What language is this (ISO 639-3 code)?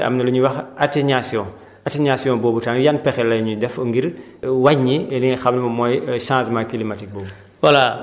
wol